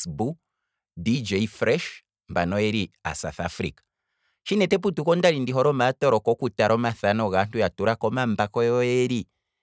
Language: Kwambi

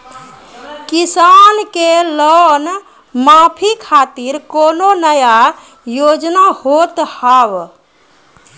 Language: Maithili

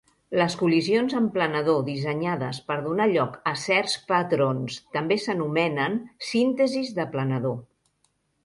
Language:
Catalan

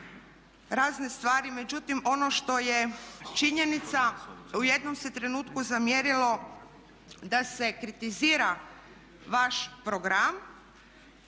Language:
Croatian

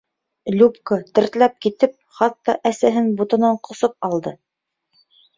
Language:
Bashkir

